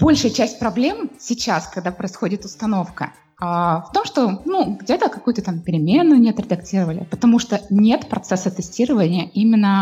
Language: Russian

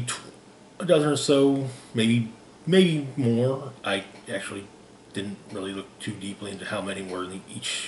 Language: English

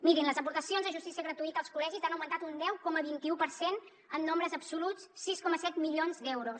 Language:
Catalan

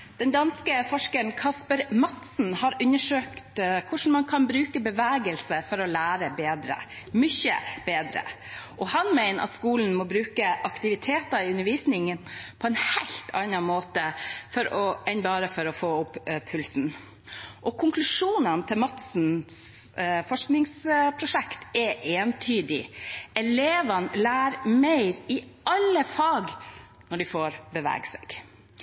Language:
Norwegian Bokmål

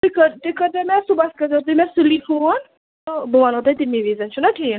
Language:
Kashmiri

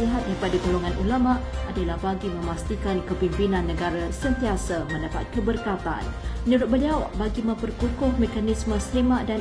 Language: Malay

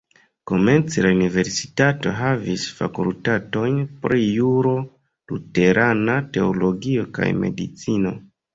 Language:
Esperanto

